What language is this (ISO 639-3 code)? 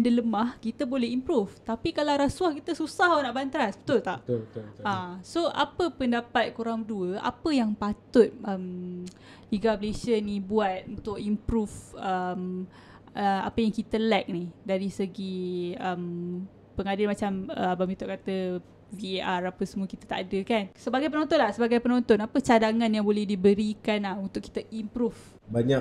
msa